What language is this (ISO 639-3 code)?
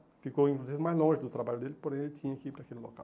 por